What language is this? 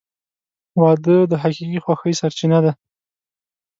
Pashto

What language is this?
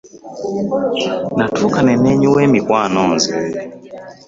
Ganda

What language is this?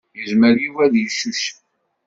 Kabyle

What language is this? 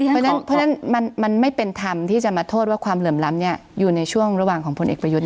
Thai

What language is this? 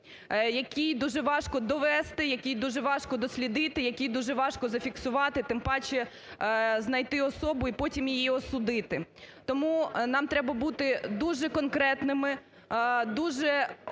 Ukrainian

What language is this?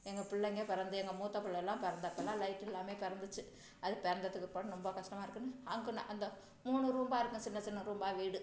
Tamil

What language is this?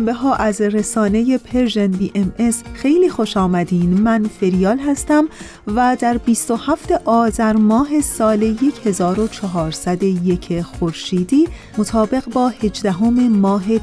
Persian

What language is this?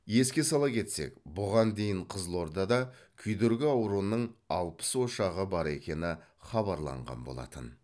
Kazakh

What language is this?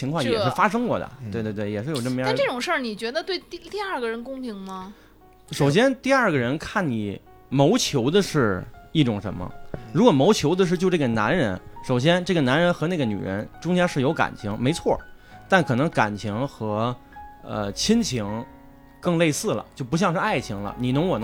Chinese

